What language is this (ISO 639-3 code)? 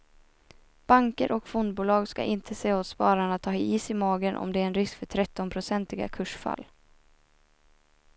swe